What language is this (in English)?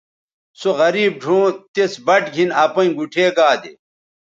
Bateri